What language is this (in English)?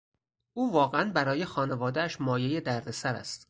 Persian